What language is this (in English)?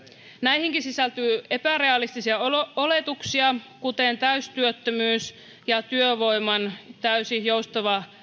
Finnish